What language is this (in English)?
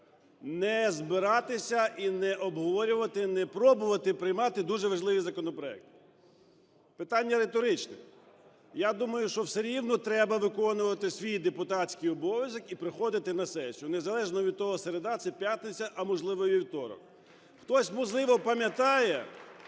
Ukrainian